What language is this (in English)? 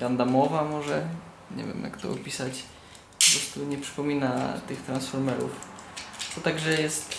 Polish